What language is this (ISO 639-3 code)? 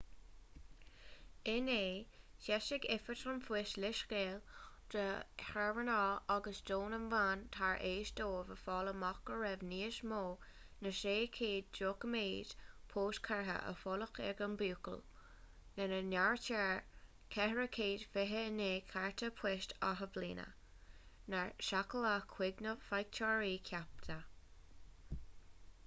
gle